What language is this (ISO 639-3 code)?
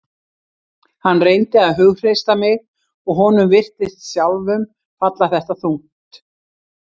isl